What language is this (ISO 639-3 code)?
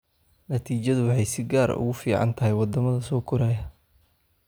som